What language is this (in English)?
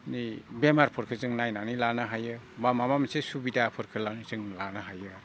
Bodo